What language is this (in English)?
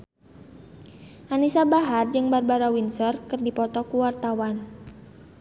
Sundanese